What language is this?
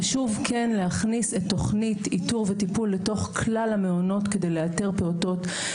Hebrew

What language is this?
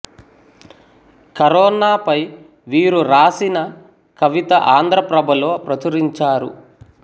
Telugu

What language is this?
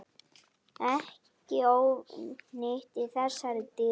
Icelandic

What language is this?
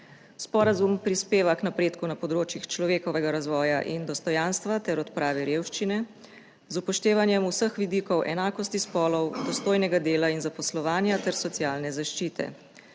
Slovenian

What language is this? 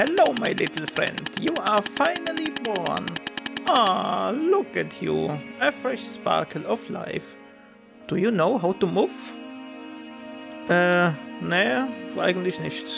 German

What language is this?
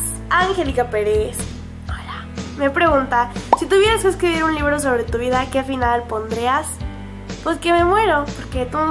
Spanish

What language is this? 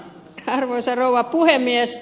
Finnish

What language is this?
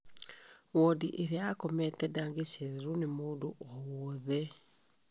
Kikuyu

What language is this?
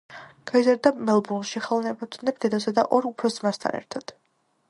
Georgian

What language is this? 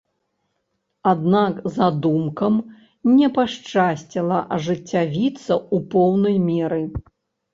Belarusian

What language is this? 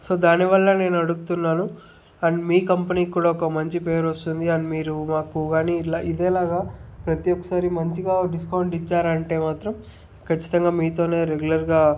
Telugu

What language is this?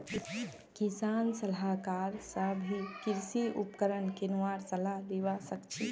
Magahi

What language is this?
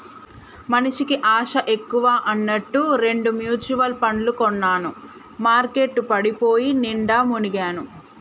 Telugu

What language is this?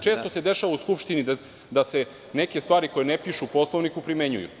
Serbian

